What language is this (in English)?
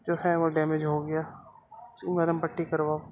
Urdu